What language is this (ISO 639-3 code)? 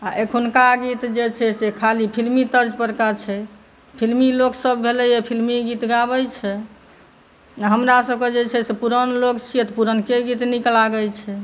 mai